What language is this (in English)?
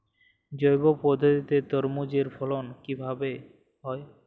Bangla